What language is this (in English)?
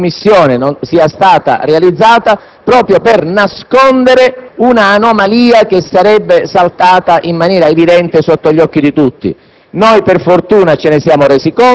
Italian